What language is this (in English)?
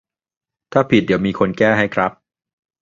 Thai